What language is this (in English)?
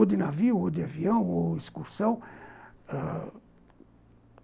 Portuguese